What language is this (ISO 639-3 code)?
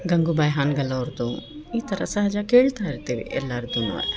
kan